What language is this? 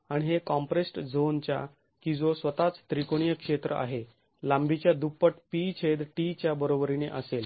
Marathi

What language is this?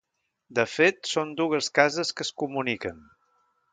Catalan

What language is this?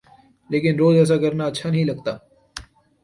Urdu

